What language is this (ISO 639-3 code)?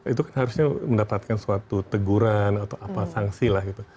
ind